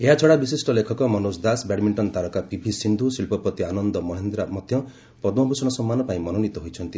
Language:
Odia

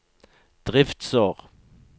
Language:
Norwegian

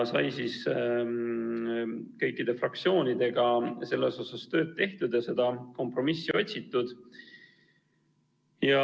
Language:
Estonian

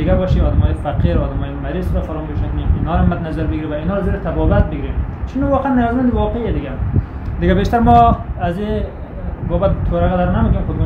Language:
Persian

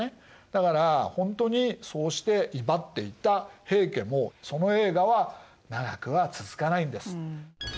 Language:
Japanese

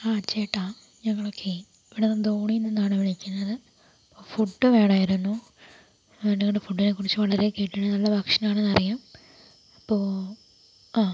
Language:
Malayalam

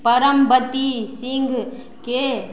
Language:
Maithili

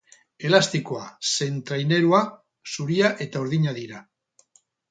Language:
Basque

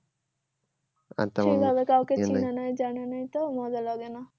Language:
Bangla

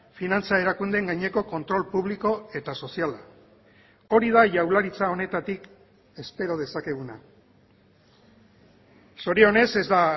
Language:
Basque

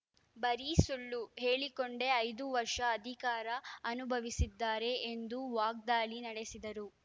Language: Kannada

